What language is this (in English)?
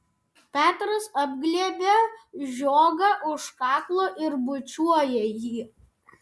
Lithuanian